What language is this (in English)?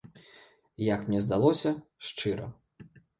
Belarusian